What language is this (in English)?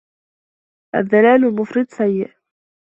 Arabic